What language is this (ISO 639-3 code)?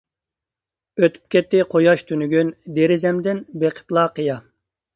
uig